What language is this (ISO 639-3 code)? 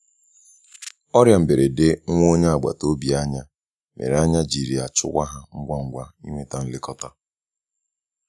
ibo